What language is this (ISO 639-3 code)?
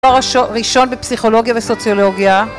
heb